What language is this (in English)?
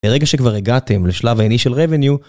Hebrew